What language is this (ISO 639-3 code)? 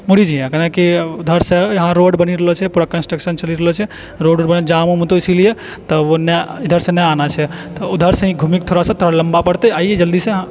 mai